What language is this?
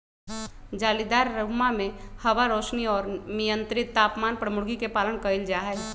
Magahi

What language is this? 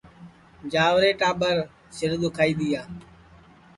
Sansi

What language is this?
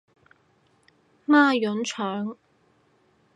Cantonese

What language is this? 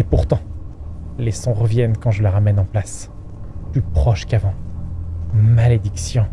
French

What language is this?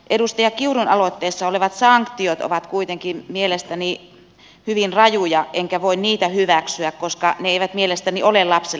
Finnish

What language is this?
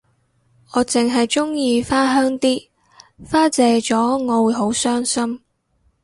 Cantonese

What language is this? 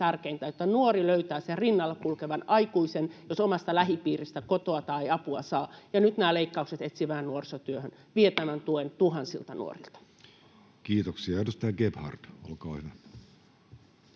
Finnish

